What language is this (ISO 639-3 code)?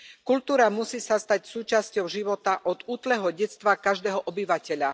slk